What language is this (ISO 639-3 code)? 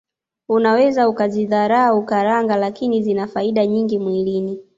swa